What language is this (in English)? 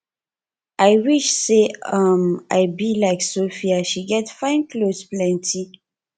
Nigerian Pidgin